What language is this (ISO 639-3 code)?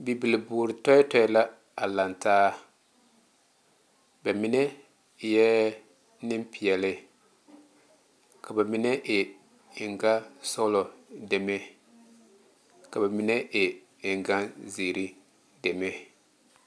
dga